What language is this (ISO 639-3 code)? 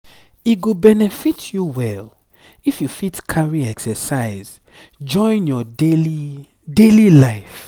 pcm